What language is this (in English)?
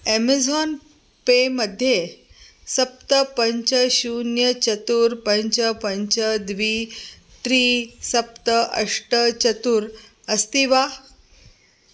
Sanskrit